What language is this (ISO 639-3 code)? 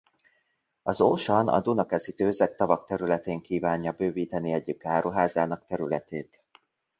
hun